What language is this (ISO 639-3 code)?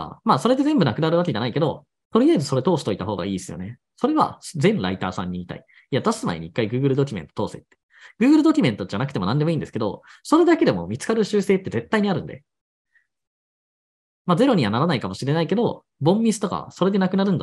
jpn